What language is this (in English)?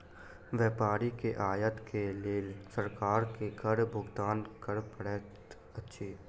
Maithili